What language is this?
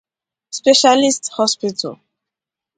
Igbo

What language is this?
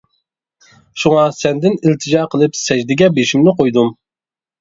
Uyghur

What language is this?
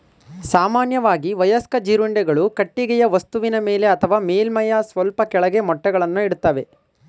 Kannada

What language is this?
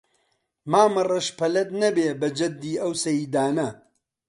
Central Kurdish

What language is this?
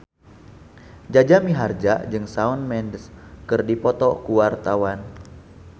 Sundanese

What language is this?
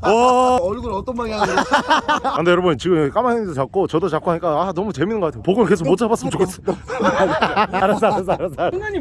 Korean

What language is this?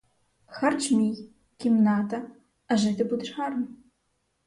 Ukrainian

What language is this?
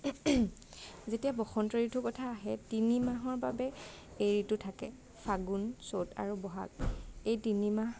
Assamese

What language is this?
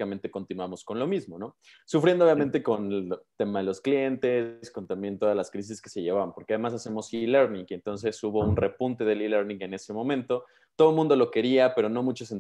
Spanish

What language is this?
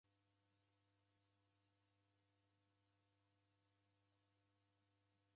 Taita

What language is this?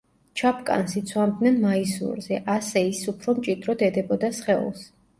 Georgian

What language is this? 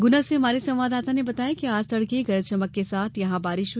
Hindi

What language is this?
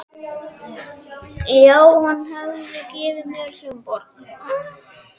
Icelandic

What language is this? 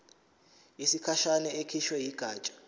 Zulu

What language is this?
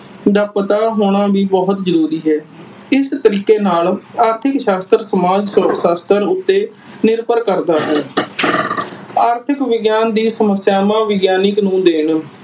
Punjabi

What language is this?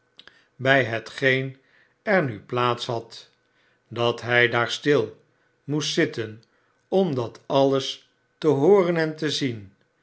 Dutch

